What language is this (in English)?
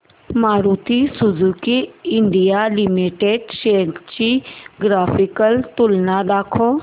Marathi